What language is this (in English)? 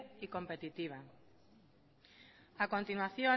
Spanish